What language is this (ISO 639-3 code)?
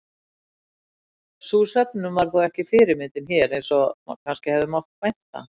isl